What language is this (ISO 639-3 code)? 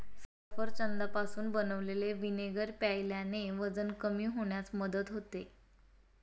mar